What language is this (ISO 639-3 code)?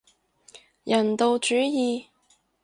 yue